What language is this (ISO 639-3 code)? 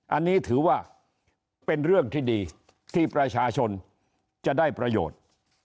tha